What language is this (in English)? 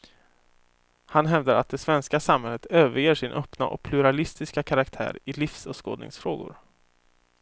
Swedish